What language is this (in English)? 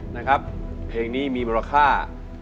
Thai